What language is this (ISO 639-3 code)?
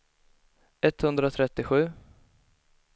swe